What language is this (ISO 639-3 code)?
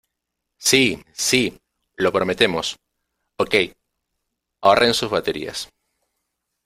spa